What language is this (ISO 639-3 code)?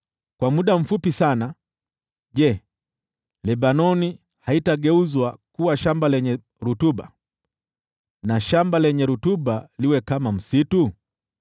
swa